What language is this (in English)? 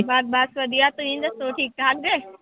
Punjabi